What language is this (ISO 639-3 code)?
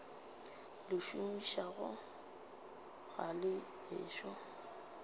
nso